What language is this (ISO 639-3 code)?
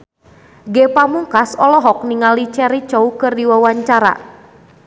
sun